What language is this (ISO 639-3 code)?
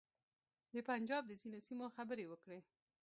pus